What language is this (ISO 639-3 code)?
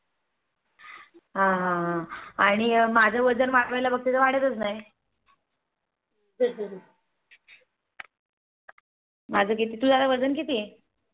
mar